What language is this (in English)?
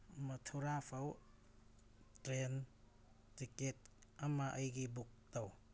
Manipuri